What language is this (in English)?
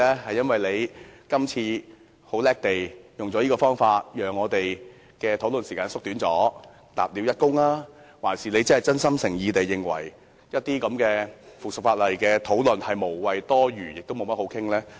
Cantonese